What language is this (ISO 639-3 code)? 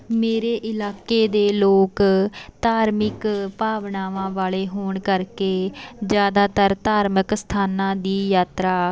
pan